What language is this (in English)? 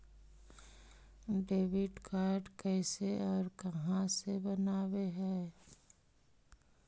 Magahi